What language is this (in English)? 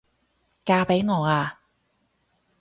Cantonese